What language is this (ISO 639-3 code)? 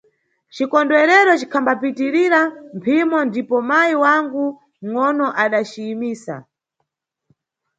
nyu